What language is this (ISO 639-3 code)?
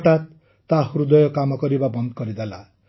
ori